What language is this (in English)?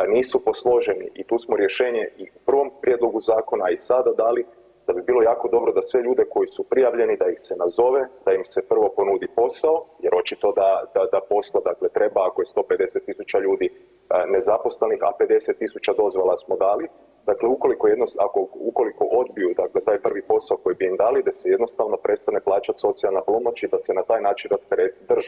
Croatian